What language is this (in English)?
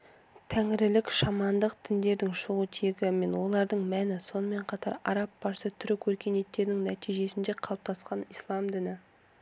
Kazakh